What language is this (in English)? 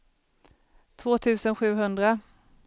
Swedish